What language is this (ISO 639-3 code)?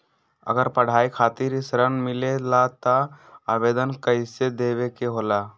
mag